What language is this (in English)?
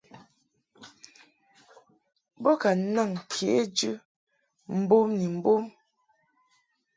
Mungaka